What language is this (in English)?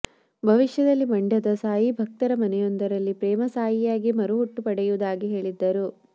Kannada